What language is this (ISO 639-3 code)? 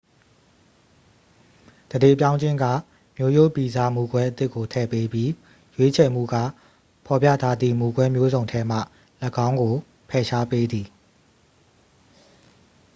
mya